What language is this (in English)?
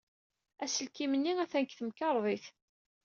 Kabyle